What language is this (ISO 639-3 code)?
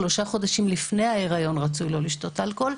heb